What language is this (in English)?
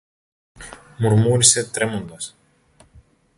Greek